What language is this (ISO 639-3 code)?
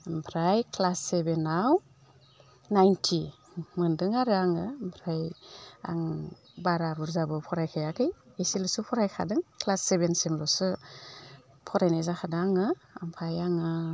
brx